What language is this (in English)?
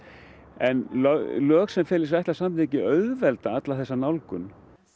Icelandic